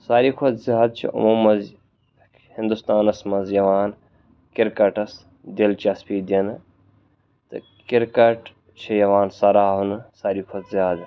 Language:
Kashmiri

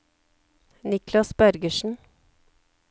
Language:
Norwegian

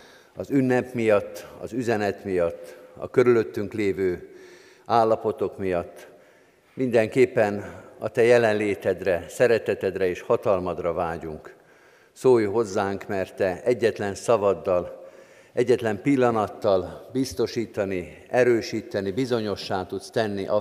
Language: Hungarian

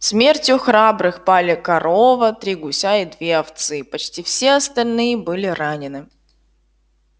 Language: Russian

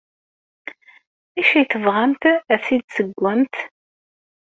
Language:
Kabyle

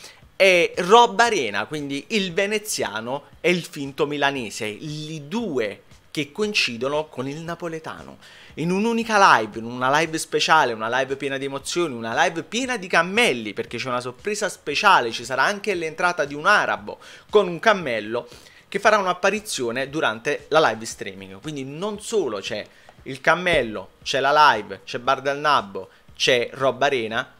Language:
Italian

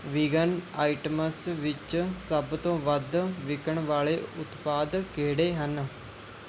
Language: Punjabi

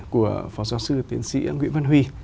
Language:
Vietnamese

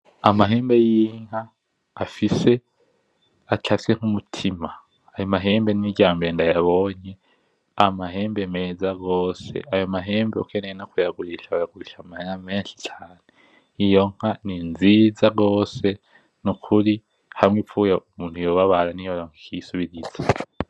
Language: Rundi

